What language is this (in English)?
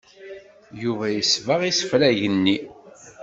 Kabyle